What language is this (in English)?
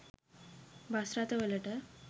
Sinhala